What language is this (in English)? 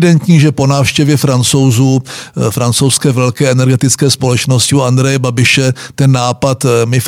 Czech